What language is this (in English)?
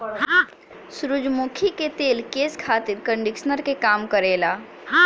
Bhojpuri